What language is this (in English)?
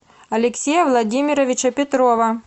Russian